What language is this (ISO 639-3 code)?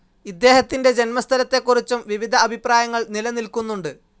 mal